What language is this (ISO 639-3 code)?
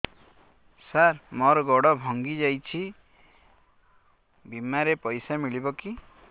ori